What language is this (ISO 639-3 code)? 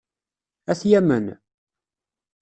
kab